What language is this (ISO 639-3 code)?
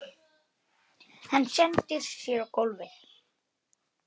isl